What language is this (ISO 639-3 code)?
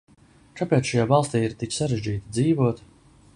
lav